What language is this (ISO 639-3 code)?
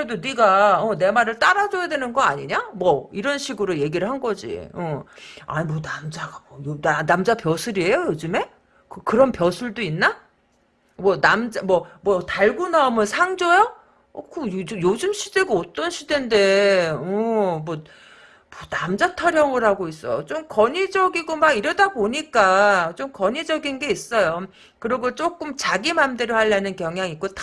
kor